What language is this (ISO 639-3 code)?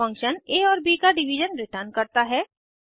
hin